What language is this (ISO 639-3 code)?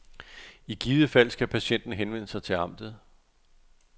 dan